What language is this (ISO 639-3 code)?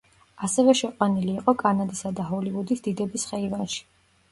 kat